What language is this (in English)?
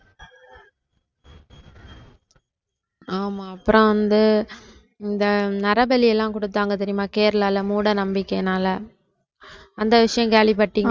Tamil